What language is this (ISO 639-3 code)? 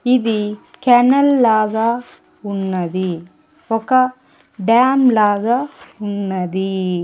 tel